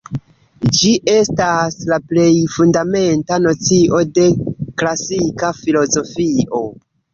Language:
Esperanto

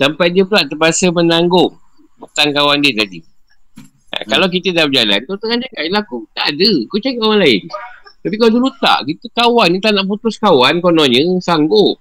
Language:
Malay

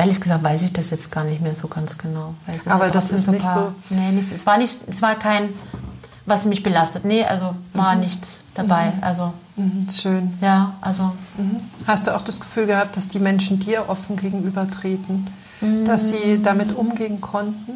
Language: German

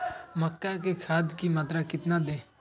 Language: Magahi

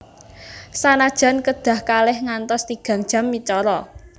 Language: Javanese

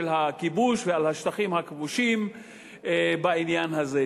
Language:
Hebrew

